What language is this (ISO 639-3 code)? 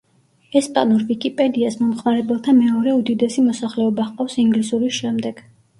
kat